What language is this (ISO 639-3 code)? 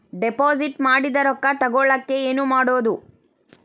kan